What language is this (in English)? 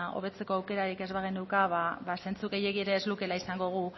Basque